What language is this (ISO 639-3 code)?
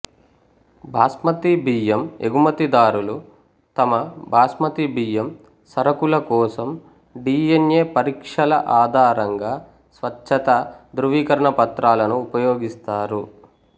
tel